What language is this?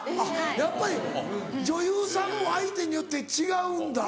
Japanese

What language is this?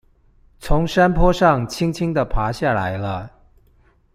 Chinese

